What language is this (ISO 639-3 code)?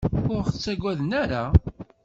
kab